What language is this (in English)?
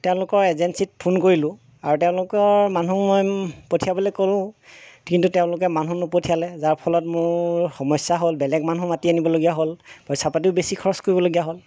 Assamese